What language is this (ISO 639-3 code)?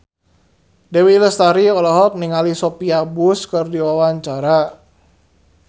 sun